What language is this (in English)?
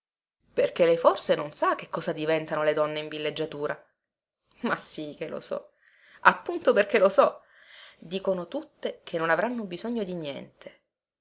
Italian